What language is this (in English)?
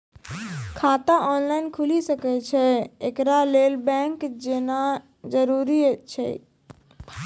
Maithili